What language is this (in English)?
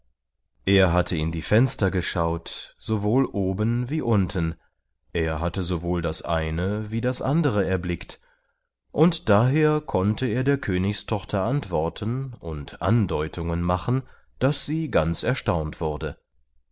German